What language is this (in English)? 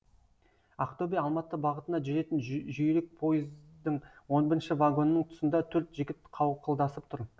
Kazakh